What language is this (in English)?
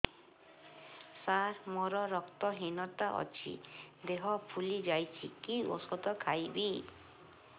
Odia